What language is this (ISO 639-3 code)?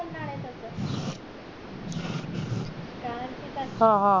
mar